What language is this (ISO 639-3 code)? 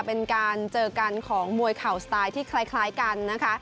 tha